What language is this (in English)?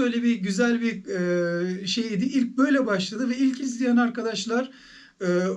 Turkish